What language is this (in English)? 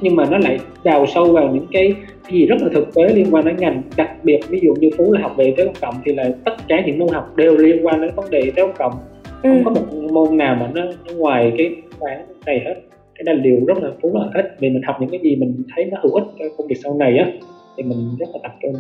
Vietnamese